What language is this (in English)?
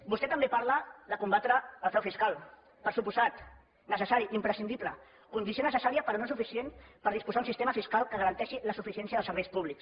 Catalan